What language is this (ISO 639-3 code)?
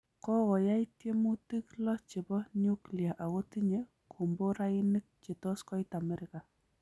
kln